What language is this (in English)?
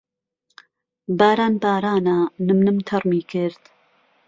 Central Kurdish